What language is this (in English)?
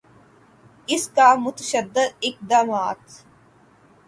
Urdu